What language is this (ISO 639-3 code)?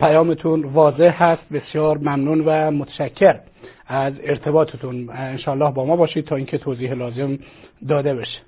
fas